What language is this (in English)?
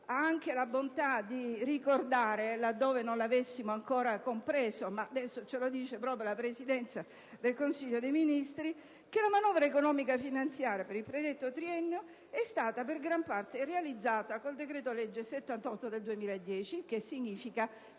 Italian